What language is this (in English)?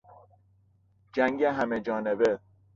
Persian